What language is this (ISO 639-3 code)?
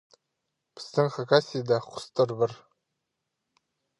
kjh